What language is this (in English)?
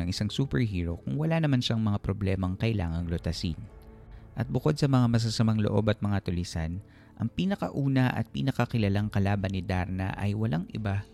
Filipino